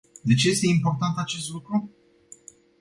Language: Romanian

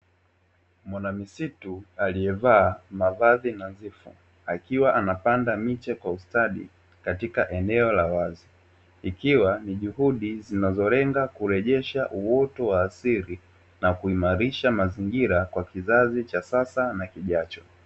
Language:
Swahili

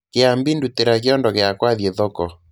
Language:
Kikuyu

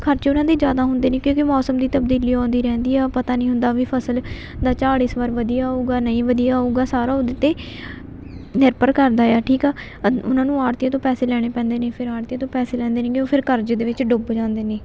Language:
Punjabi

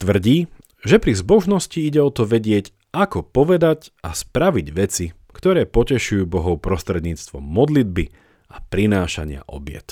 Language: Slovak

